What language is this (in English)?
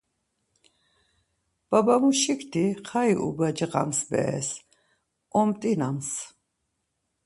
Laz